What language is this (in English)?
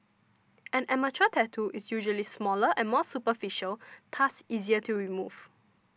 English